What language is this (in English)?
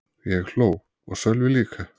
Icelandic